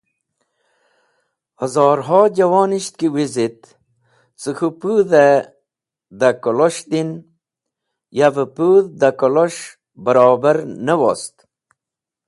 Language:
Wakhi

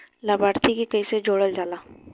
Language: Bhojpuri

